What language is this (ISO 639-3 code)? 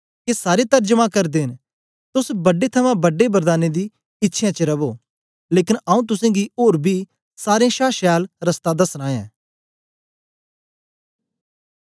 doi